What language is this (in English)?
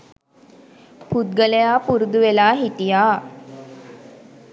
Sinhala